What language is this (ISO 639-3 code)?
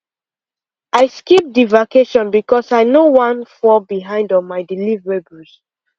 pcm